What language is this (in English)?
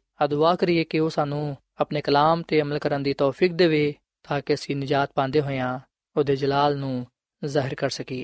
Punjabi